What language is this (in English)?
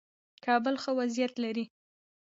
Pashto